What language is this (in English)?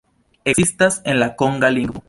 Esperanto